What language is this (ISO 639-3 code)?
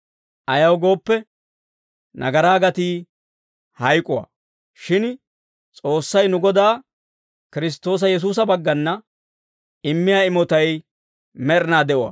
dwr